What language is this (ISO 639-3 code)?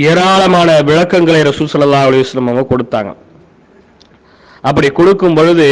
tam